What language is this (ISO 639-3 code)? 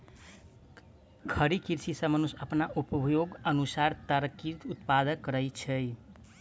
mai